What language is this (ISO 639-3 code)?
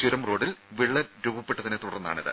mal